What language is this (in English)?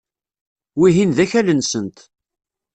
Kabyle